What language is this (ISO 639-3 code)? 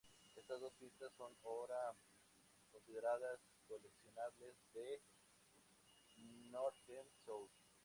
spa